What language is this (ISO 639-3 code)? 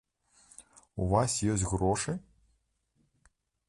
bel